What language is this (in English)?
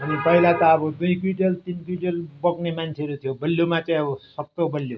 Nepali